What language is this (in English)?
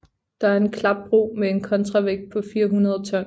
Danish